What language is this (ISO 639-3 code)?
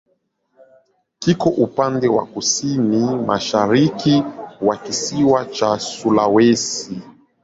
swa